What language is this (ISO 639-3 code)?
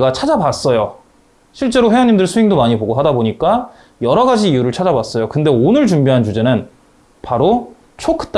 kor